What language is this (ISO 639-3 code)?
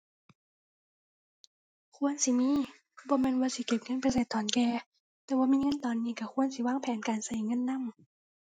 tha